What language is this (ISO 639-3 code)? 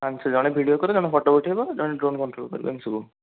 ori